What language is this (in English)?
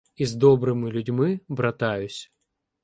Ukrainian